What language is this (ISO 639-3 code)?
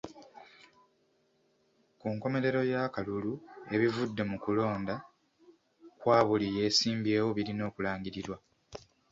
lug